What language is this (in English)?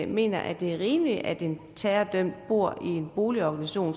Danish